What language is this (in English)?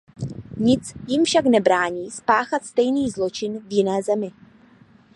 Czech